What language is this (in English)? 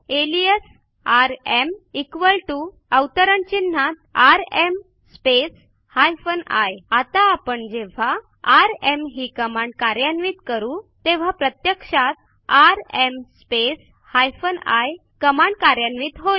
Marathi